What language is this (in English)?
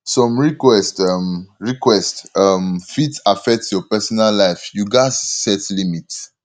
Nigerian Pidgin